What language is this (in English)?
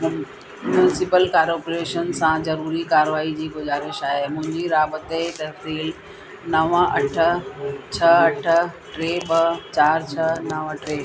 Sindhi